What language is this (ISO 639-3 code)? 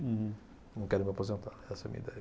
por